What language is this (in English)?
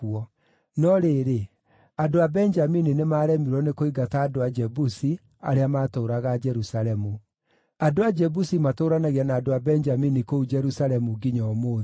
Kikuyu